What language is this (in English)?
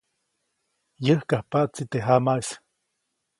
Copainalá Zoque